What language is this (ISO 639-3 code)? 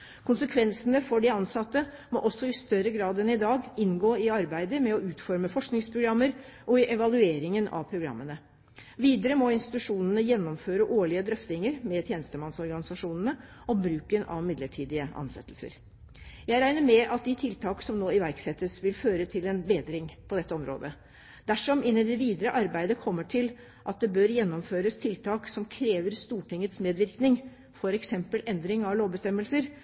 nob